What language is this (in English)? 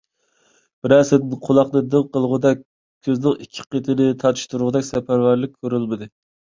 Uyghur